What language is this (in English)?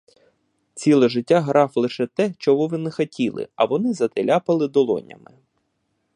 Ukrainian